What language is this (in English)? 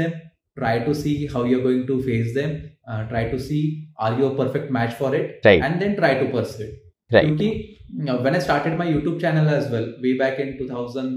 Hindi